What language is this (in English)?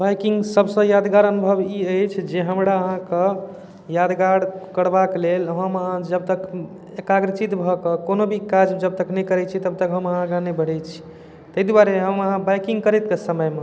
Maithili